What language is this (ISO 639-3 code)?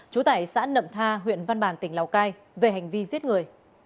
vie